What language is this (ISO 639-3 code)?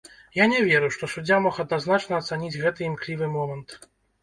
bel